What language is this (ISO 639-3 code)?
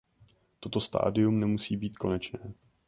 ces